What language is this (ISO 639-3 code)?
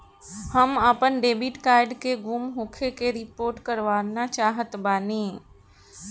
bho